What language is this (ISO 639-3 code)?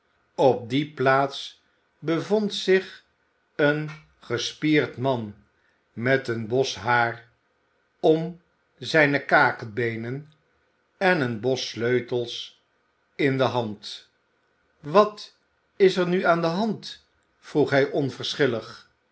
nld